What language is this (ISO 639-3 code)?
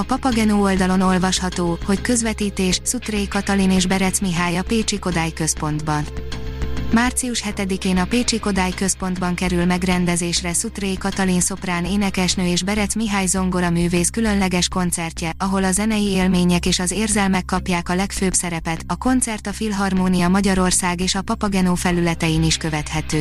hun